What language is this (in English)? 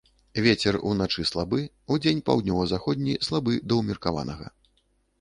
Belarusian